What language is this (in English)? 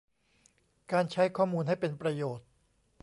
Thai